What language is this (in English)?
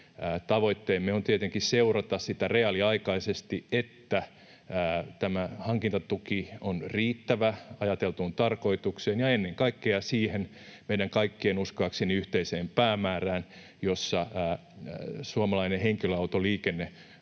Finnish